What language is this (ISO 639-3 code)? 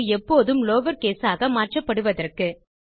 tam